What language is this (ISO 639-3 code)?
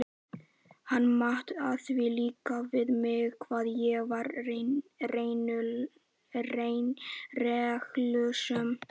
isl